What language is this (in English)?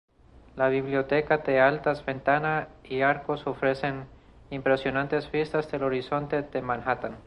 Spanish